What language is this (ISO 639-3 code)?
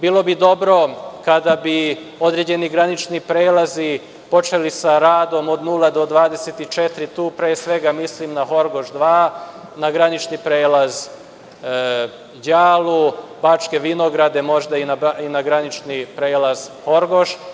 srp